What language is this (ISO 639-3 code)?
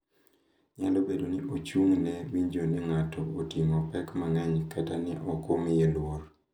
luo